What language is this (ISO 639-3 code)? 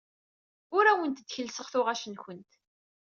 kab